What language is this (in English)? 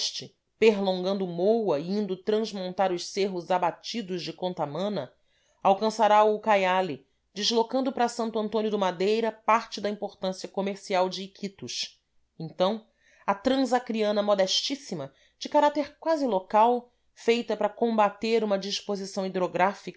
Portuguese